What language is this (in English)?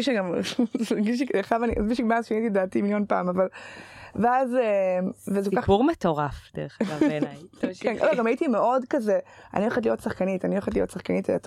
Hebrew